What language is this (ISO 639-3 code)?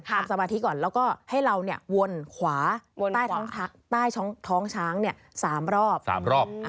tha